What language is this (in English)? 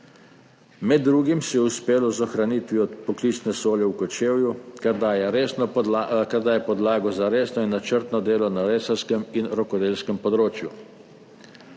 Slovenian